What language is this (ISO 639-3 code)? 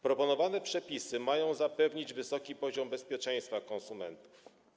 pol